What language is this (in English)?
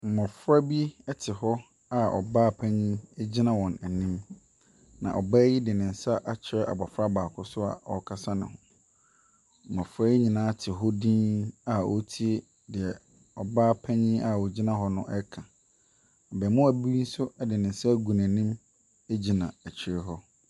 Akan